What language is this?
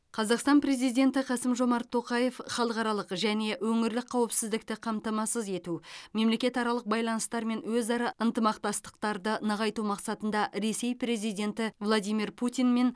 Kazakh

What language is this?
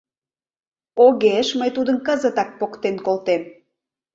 Mari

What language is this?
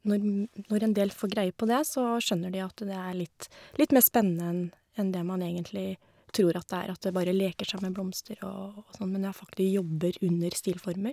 Norwegian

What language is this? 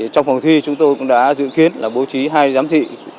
Vietnamese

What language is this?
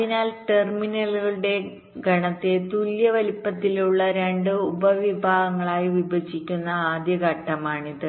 Malayalam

